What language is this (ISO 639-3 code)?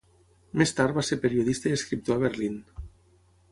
cat